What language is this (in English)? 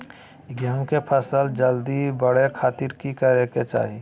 Magahi